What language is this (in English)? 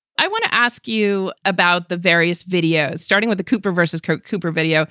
English